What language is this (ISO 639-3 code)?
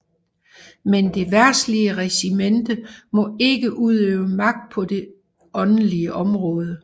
dan